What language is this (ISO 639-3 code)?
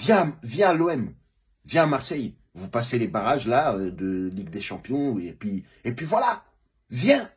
fra